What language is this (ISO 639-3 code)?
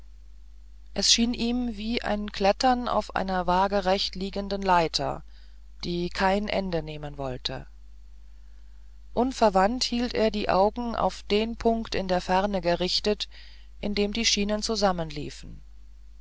deu